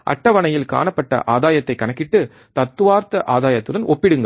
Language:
Tamil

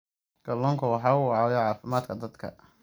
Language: Somali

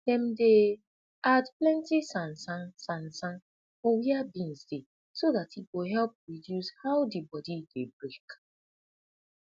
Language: Nigerian Pidgin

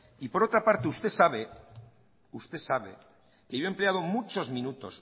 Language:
Spanish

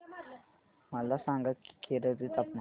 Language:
Marathi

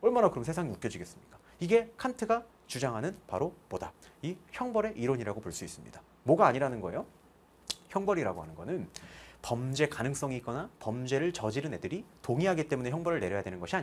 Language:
Korean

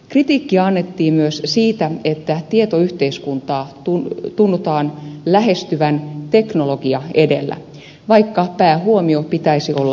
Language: Finnish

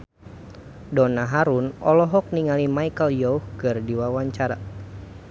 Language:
Sundanese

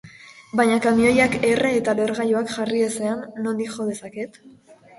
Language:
Basque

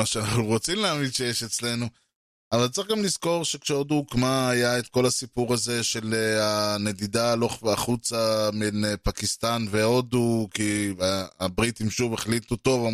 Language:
Hebrew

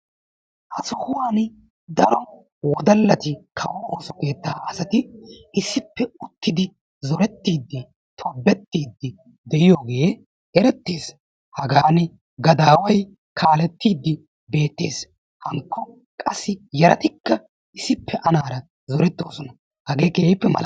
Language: Wolaytta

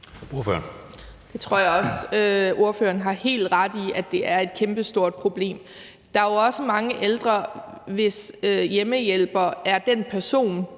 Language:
Danish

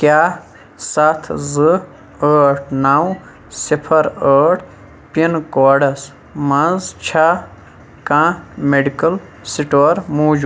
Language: Kashmiri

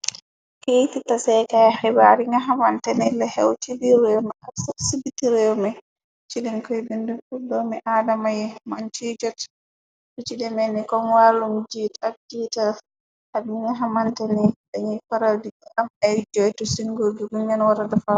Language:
Wolof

